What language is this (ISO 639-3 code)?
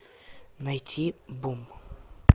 rus